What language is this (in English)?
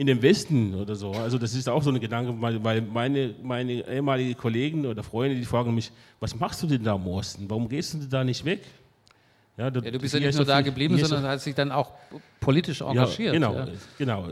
German